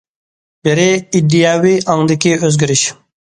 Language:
Uyghur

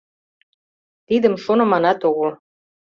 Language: Mari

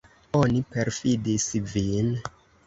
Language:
Esperanto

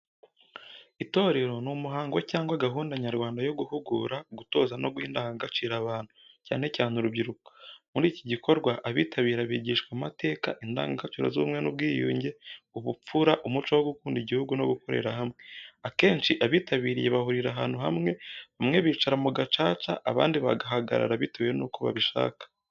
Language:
Kinyarwanda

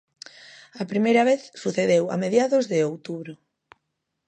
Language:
Galician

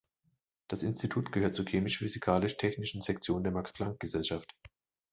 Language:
German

